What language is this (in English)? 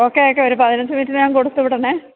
Malayalam